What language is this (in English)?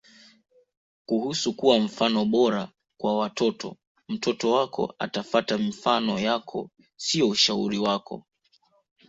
Swahili